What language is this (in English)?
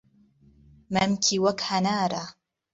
Central Kurdish